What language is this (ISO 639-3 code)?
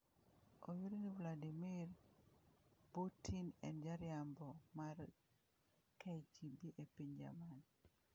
luo